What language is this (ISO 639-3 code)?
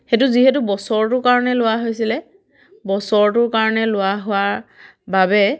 asm